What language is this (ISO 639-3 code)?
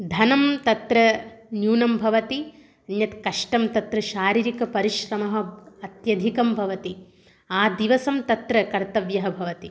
san